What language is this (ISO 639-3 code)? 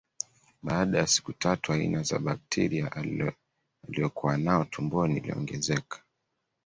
swa